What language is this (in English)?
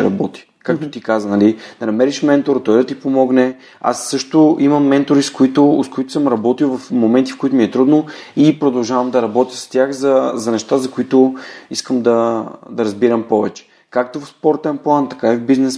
Bulgarian